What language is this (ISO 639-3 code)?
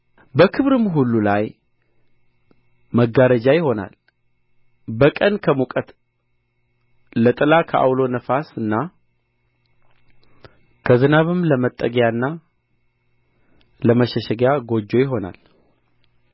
amh